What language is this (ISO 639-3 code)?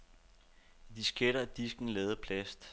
dan